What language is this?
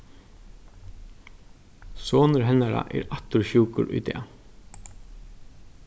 Faroese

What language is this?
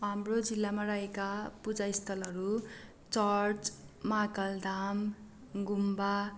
Nepali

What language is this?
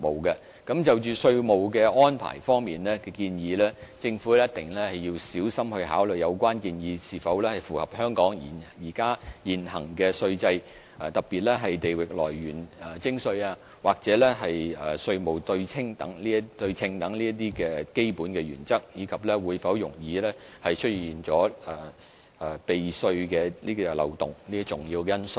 Cantonese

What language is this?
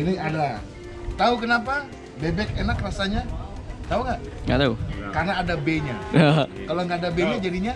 Indonesian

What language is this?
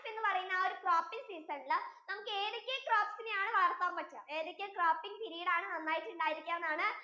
Malayalam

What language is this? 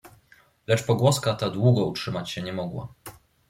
Polish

